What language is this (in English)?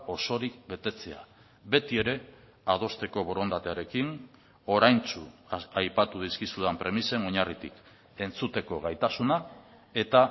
Basque